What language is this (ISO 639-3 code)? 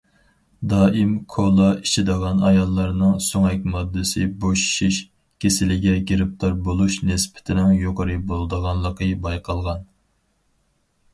uig